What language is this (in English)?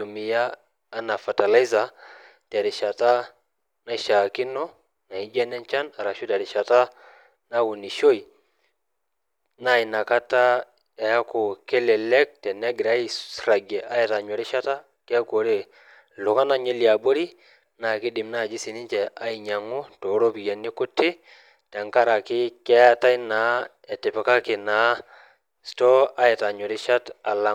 Masai